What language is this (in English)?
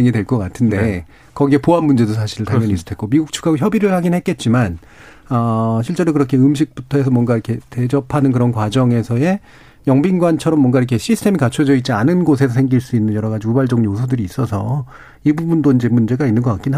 Korean